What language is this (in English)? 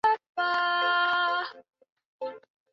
Chinese